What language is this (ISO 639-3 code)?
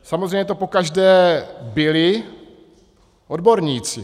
ces